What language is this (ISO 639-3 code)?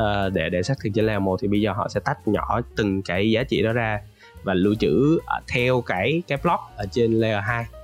vie